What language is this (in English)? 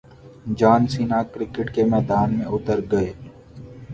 Urdu